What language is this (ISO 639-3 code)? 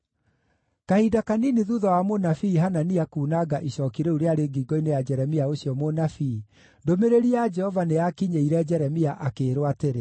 kik